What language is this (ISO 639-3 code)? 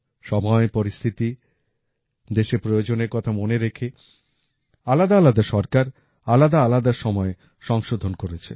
ben